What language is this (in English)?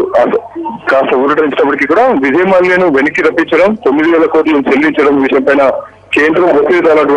Russian